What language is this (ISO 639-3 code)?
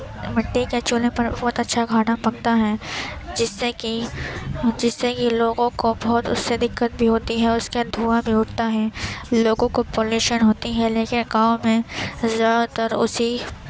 urd